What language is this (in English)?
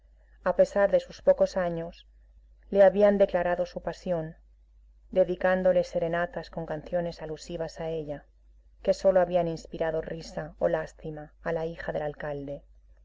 Spanish